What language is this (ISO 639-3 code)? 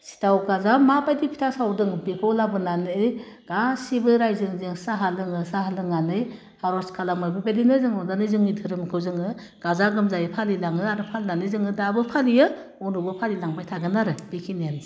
brx